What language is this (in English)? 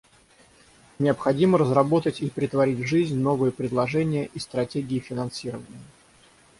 Russian